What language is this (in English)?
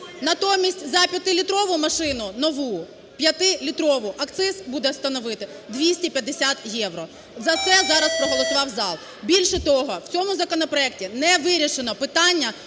Ukrainian